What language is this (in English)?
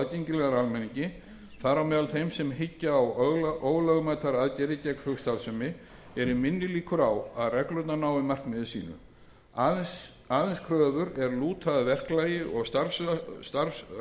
Icelandic